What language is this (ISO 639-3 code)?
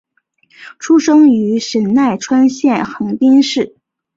zho